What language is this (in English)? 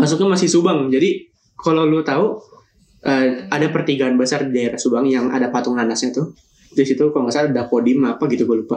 Indonesian